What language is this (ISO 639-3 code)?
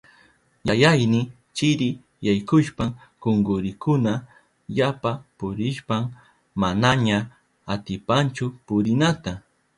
qup